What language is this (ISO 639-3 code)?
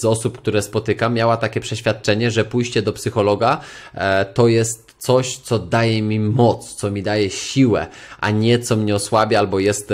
pol